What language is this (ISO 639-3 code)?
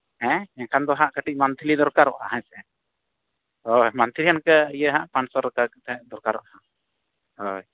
sat